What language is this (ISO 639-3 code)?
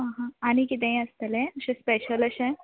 kok